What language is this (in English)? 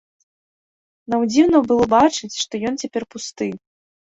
Belarusian